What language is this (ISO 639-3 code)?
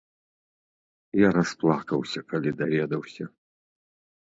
bel